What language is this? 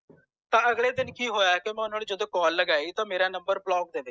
Punjabi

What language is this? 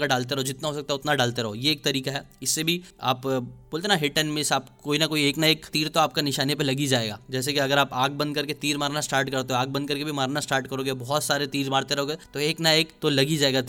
Hindi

